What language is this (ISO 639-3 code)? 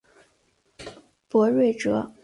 zho